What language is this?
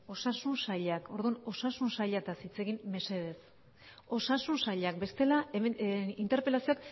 Basque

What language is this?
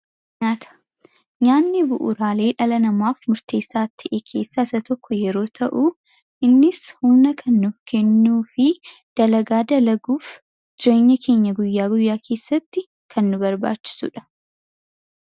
Oromo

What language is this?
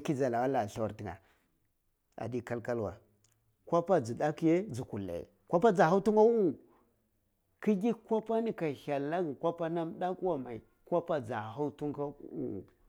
Cibak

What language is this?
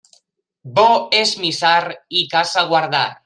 Catalan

